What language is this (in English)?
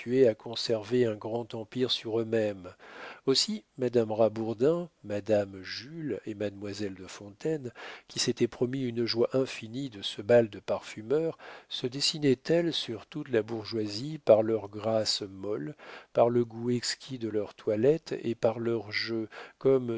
French